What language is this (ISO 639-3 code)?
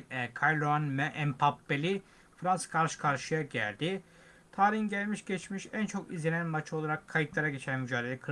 tur